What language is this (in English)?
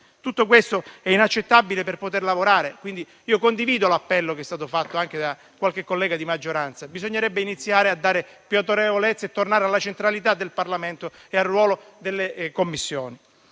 Italian